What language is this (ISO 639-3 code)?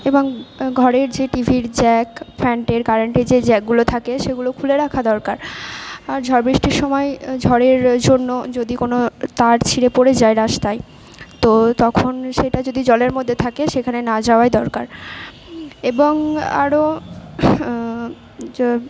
ben